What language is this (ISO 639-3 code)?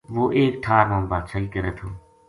gju